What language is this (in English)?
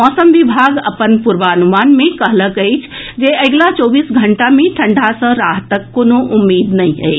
Maithili